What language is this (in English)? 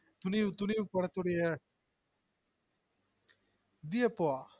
Tamil